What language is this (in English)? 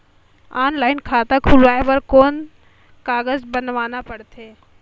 Chhattisgarhi